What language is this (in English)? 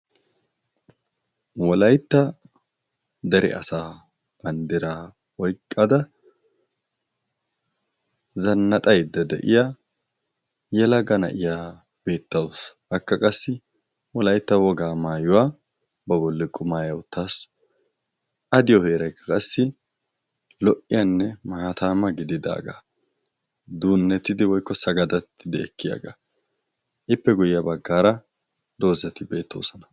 Wolaytta